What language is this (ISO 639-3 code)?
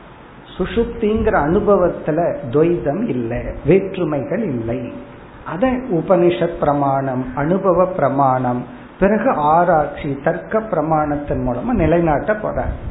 tam